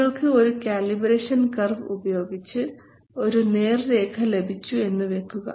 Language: Malayalam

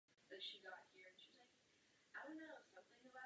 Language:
Czech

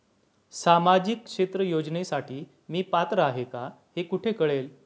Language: Marathi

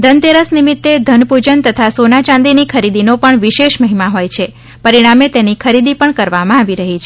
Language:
Gujarati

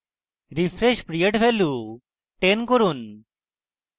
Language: Bangla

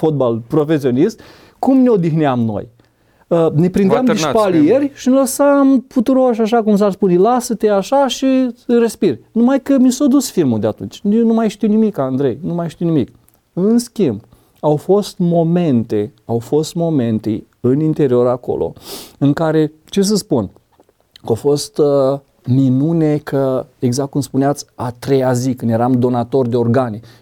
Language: Romanian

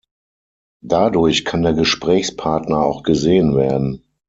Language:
German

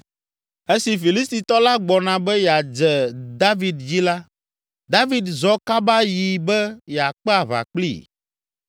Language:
Ewe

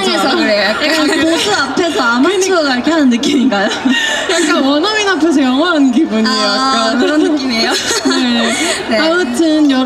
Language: Korean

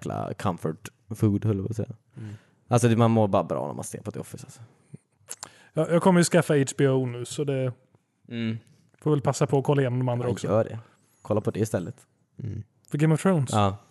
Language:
Swedish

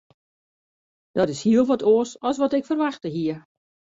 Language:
Western Frisian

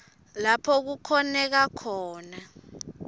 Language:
Swati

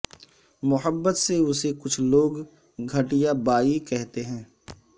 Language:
Urdu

